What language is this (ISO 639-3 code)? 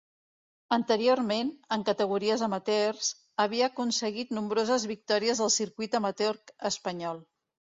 cat